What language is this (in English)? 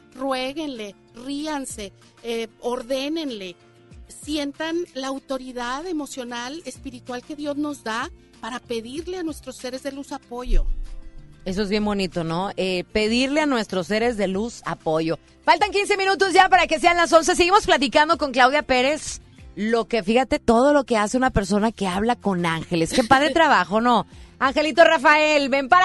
Spanish